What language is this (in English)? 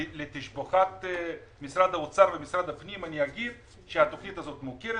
Hebrew